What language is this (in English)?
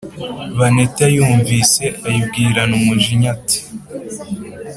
Kinyarwanda